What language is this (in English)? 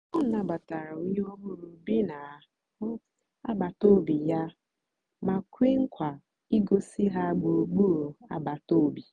Igbo